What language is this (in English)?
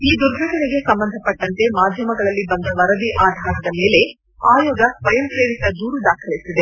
Kannada